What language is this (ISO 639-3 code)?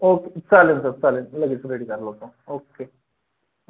mar